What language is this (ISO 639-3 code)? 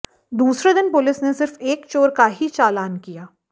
hin